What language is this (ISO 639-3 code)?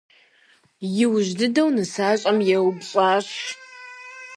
kbd